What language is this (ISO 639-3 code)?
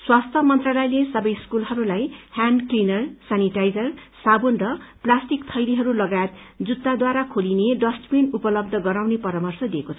nep